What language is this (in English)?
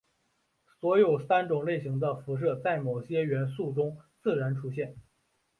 Chinese